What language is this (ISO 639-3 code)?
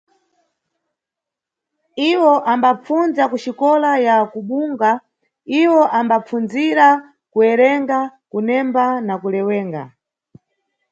nyu